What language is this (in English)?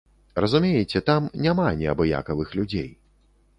Belarusian